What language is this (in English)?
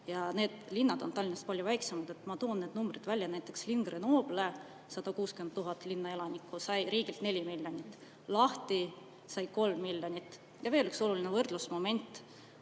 Estonian